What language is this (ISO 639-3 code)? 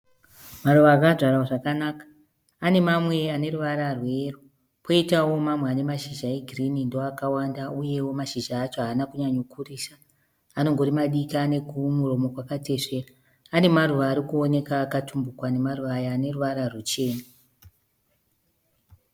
sna